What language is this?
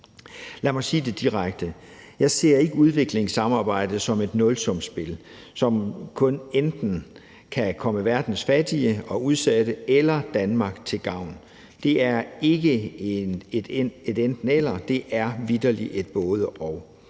Danish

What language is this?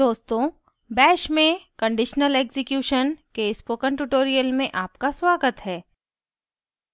Hindi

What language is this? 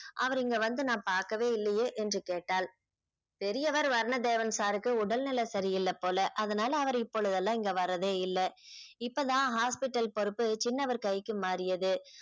Tamil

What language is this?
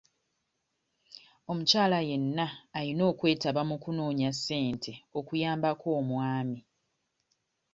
Ganda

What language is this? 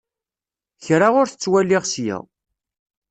Kabyle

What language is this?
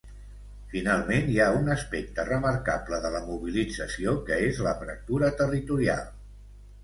Catalan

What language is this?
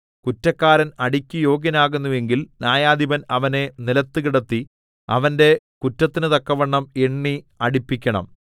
Malayalam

